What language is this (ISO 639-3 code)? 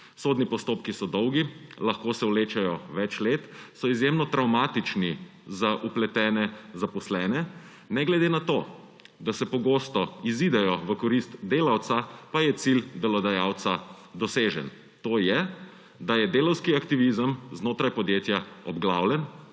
slv